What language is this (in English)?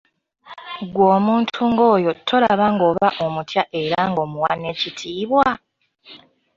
Ganda